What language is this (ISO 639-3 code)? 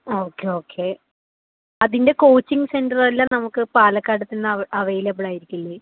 mal